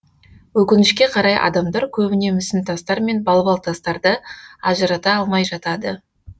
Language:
Kazakh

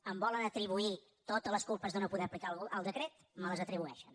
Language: Catalan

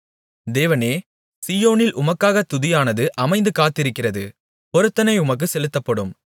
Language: Tamil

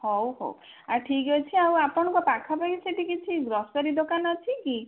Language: Odia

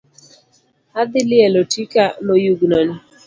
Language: Luo (Kenya and Tanzania)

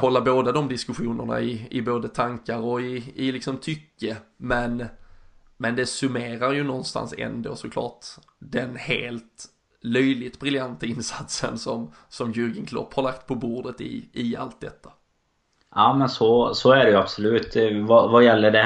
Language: Swedish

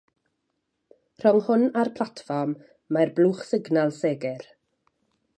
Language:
Welsh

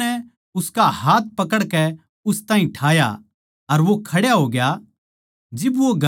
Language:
Haryanvi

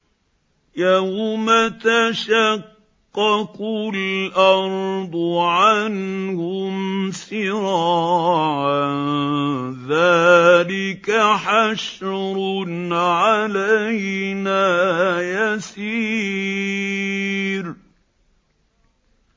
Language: Arabic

